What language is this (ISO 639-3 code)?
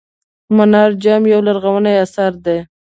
pus